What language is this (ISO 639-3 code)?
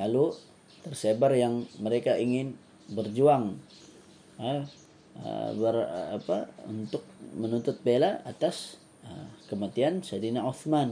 msa